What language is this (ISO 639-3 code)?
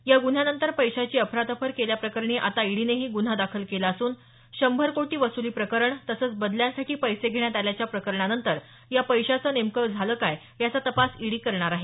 mar